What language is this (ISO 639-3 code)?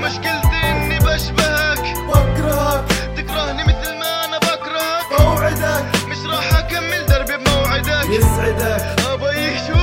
ara